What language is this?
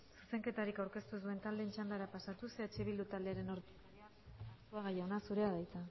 Basque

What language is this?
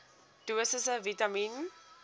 Afrikaans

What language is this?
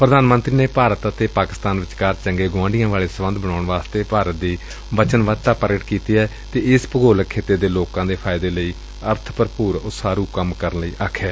Punjabi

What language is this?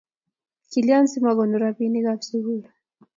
Kalenjin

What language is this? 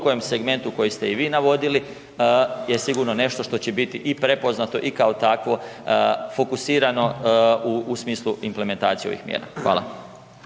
Croatian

